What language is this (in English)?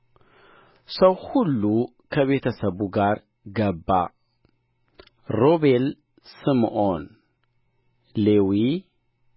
Amharic